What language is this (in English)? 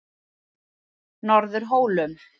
Icelandic